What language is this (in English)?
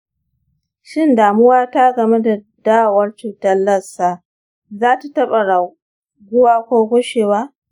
Hausa